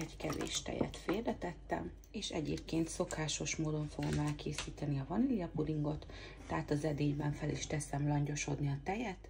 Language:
Hungarian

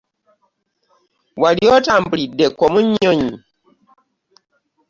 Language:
Ganda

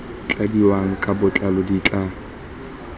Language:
Tswana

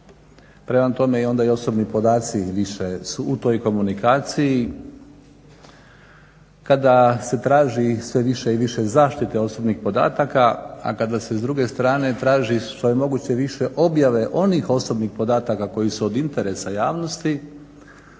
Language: Croatian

